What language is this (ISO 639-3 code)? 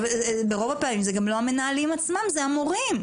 heb